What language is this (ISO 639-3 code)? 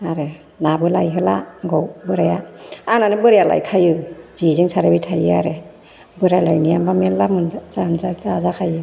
brx